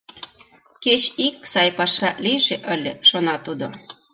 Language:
Mari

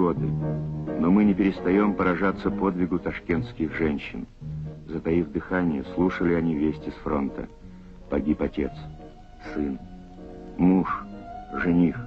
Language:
Russian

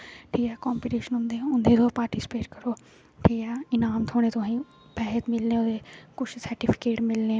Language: Dogri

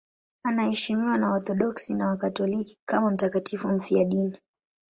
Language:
Swahili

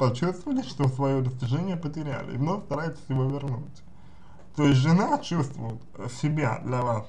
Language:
Russian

